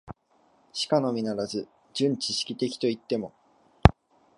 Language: Japanese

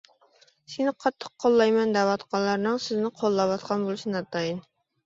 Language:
Uyghur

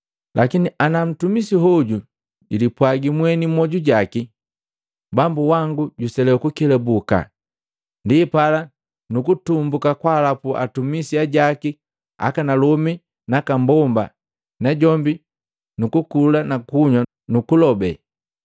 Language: Matengo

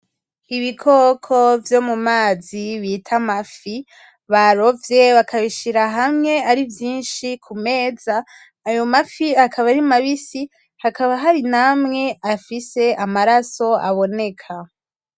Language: Rundi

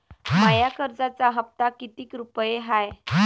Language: Marathi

